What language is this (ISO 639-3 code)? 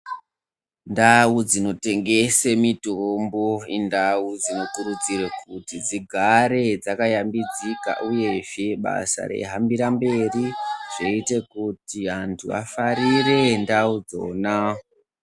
ndc